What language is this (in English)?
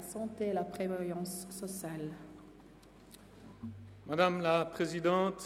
Swiss German